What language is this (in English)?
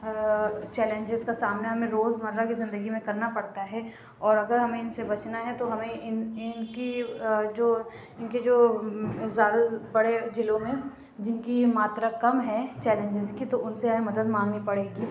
Urdu